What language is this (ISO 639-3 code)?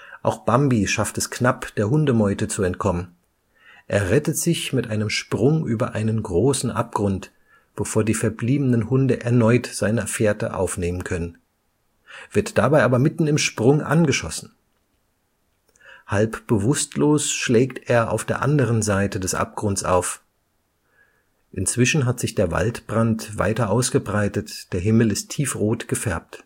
deu